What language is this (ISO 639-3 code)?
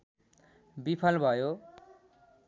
nep